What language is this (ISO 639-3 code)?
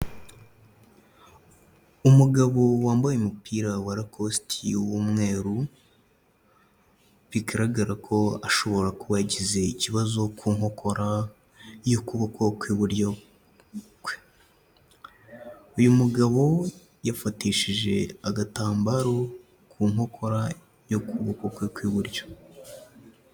kin